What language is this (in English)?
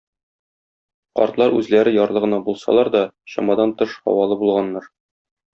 Tatar